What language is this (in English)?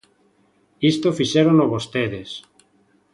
Galician